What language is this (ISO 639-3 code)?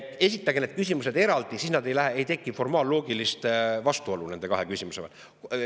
est